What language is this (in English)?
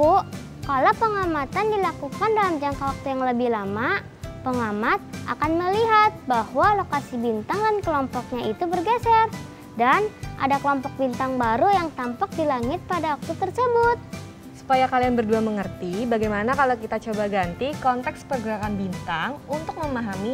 Indonesian